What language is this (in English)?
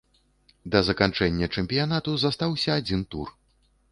Belarusian